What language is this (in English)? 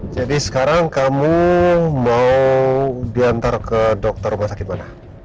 Indonesian